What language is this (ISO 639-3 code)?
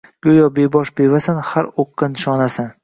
uzb